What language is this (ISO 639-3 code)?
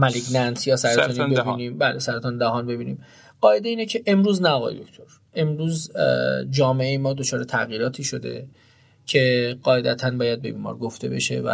fas